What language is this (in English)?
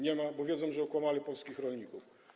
Polish